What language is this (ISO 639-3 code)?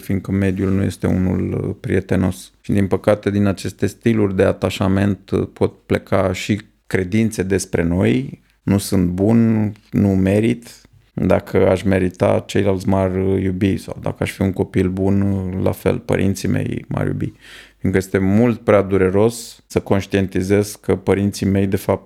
ron